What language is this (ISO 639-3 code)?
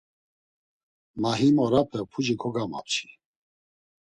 lzz